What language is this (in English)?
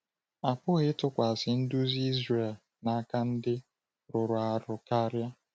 Igbo